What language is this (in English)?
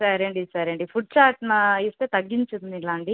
Telugu